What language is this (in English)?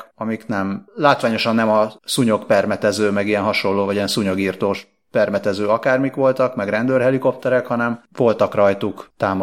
Hungarian